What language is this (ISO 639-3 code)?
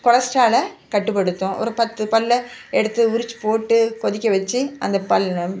tam